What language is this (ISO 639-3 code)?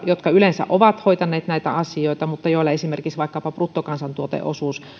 fin